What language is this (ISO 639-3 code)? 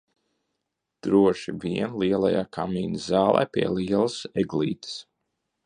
lav